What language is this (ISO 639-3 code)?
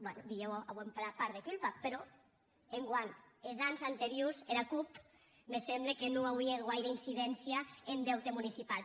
cat